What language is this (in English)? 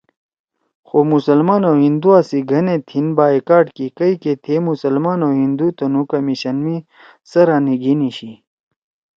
Torwali